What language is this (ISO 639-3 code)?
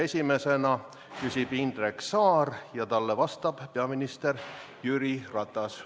est